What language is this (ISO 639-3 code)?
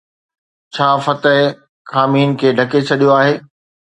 snd